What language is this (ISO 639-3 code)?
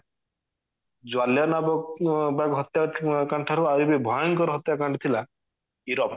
ori